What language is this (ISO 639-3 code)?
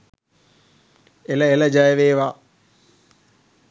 sin